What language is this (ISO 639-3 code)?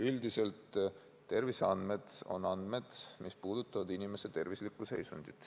est